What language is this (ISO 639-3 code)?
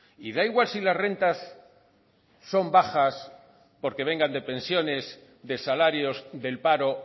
spa